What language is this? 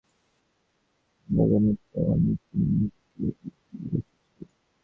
Bangla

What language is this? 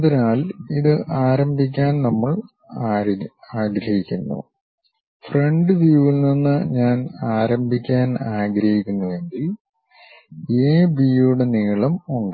Malayalam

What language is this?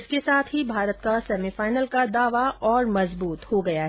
Hindi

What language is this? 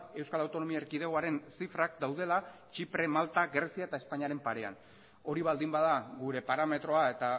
Basque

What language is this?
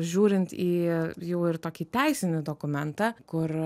Lithuanian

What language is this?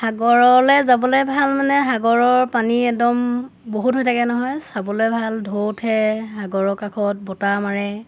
Assamese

